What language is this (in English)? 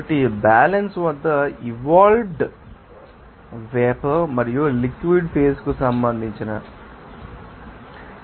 Telugu